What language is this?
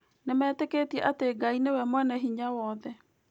Kikuyu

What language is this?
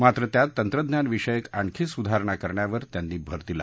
Marathi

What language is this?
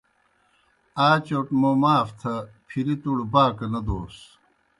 Kohistani Shina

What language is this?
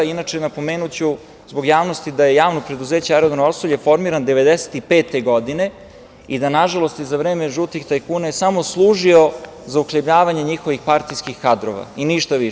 Serbian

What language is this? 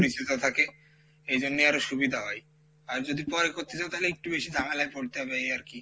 Bangla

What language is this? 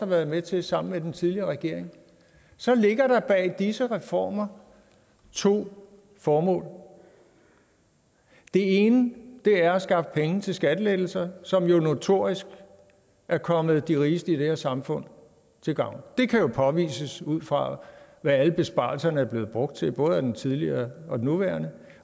Danish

